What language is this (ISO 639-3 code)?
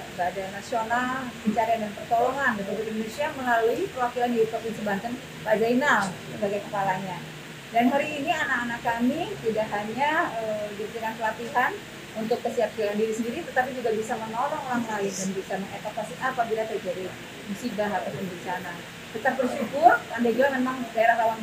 ind